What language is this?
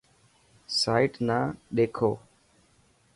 Dhatki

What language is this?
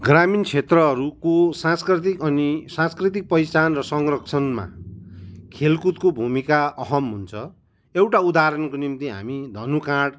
Nepali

